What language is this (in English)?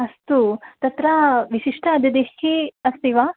Sanskrit